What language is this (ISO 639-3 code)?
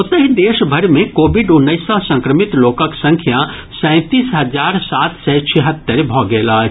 mai